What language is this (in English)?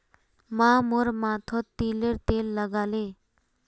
Magahi